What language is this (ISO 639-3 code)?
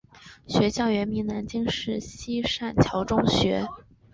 zho